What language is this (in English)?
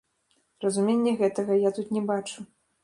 Belarusian